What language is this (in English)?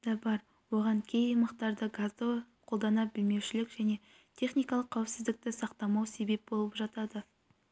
Kazakh